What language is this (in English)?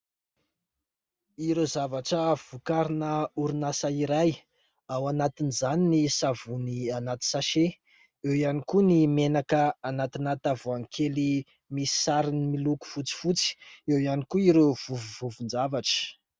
Malagasy